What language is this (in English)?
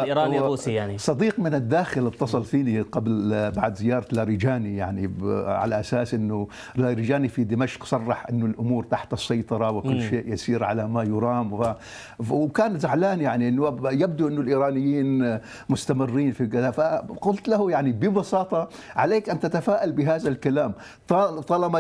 Arabic